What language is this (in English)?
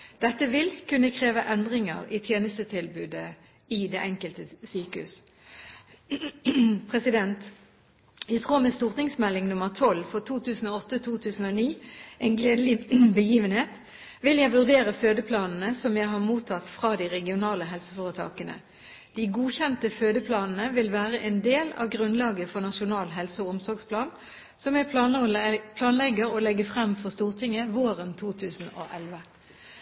Norwegian Bokmål